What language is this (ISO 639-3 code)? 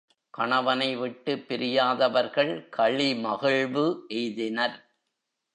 tam